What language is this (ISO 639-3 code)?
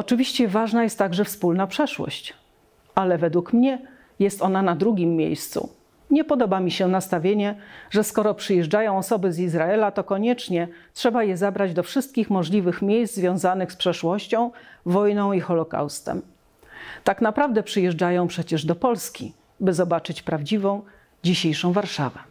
pol